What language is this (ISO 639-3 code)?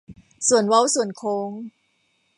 tha